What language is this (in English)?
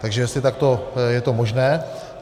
Czech